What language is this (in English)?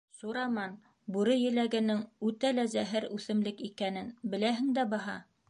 Bashkir